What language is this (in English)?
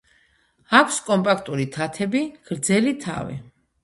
Georgian